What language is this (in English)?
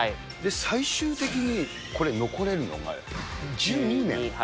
Japanese